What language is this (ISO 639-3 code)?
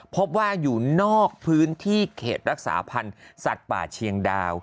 tha